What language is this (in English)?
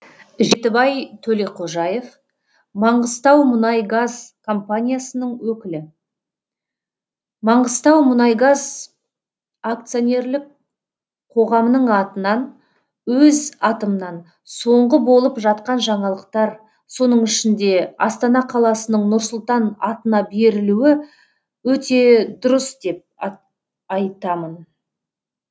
Kazakh